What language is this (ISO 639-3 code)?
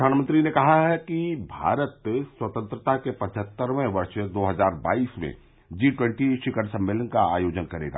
hin